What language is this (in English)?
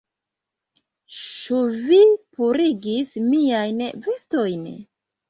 Esperanto